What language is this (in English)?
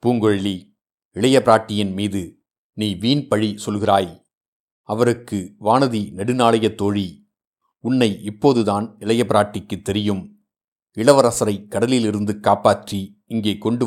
Tamil